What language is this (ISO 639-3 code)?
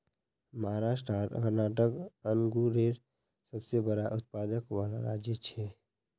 mag